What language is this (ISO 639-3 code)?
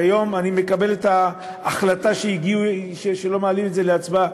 heb